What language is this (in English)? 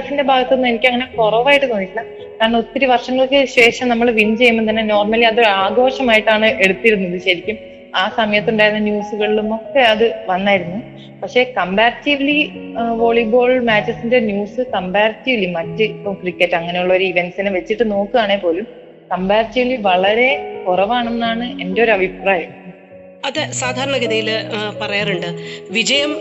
Malayalam